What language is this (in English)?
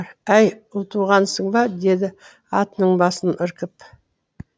Kazakh